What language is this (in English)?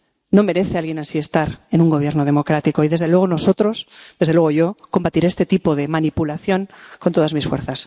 Spanish